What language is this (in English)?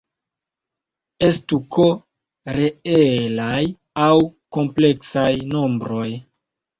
Esperanto